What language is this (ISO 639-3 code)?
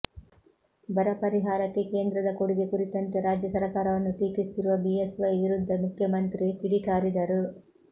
kan